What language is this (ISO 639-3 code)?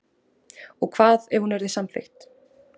isl